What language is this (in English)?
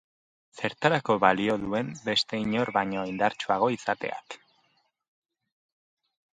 Basque